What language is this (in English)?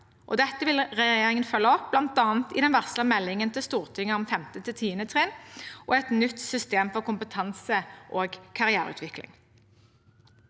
Norwegian